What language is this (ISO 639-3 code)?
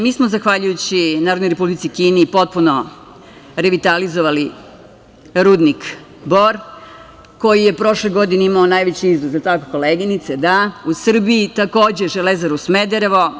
srp